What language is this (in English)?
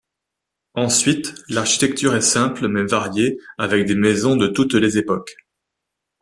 French